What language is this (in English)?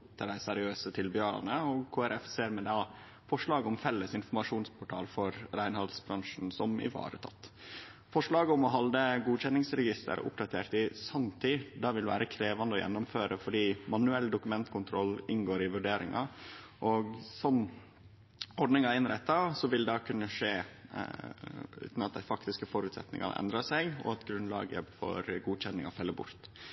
Norwegian Nynorsk